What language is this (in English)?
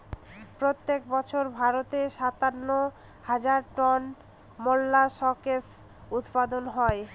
Bangla